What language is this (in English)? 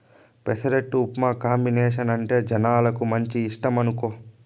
Telugu